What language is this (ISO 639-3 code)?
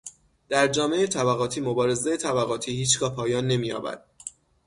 fas